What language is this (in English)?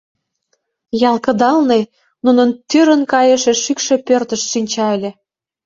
Mari